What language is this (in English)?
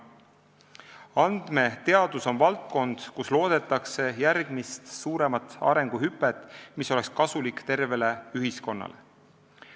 Estonian